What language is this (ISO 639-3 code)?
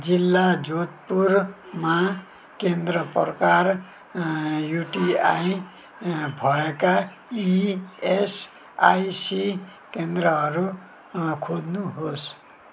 nep